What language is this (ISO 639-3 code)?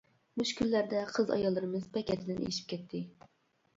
uig